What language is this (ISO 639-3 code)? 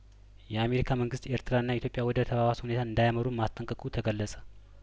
amh